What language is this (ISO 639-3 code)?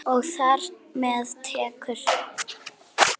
isl